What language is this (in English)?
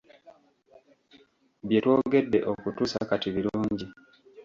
Ganda